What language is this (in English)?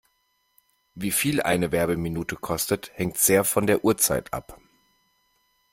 German